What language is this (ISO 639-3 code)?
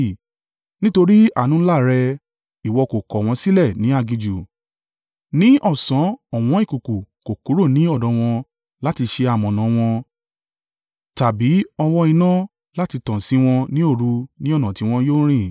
yor